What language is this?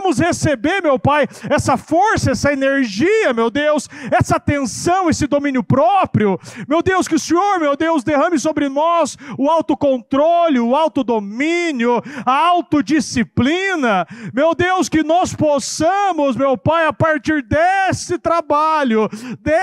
Portuguese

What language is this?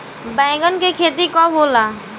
Bhojpuri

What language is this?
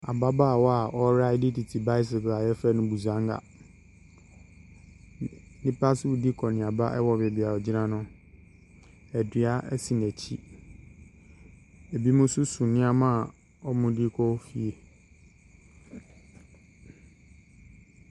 Akan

